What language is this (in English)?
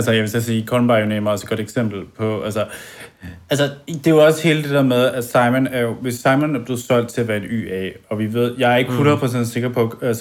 Danish